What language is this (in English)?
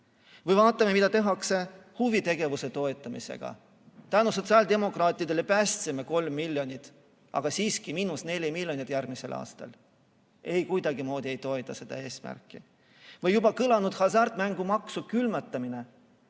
Estonian